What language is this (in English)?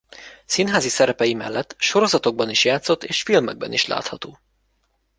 Hungarian